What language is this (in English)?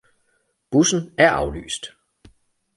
Danish